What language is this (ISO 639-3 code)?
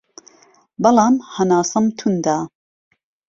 ckb